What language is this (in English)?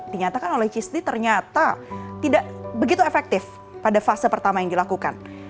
Indonesian